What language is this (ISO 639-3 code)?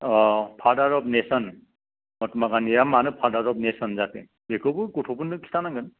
brx